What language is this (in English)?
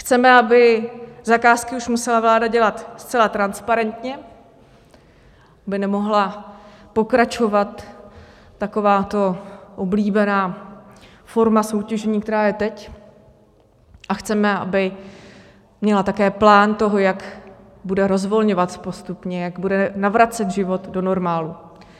Czech